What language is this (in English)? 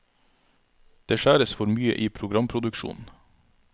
Norwegian